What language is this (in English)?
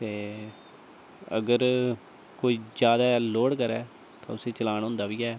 Dogri